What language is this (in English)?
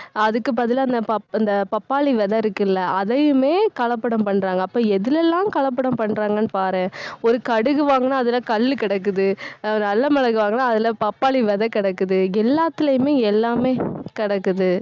Tamil